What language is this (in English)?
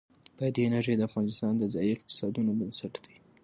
Pashto